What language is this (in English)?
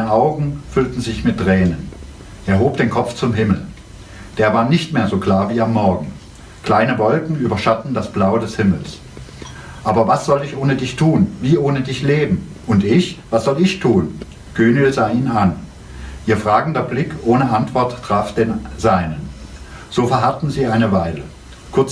German